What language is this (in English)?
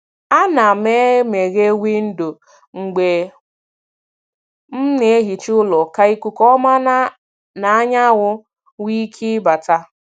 Igbo